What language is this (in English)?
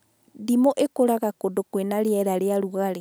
Kikuyu